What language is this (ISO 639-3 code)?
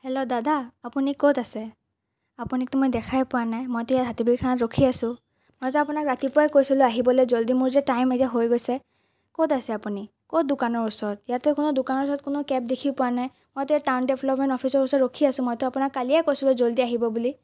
asm